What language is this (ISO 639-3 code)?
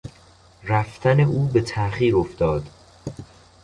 fas